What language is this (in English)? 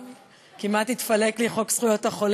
Hebrew